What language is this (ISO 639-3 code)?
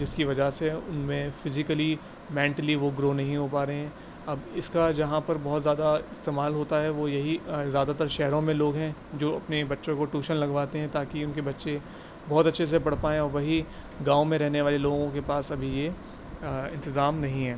urd